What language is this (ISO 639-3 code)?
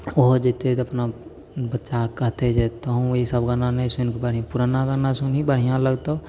mai